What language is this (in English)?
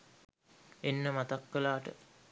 Sinhala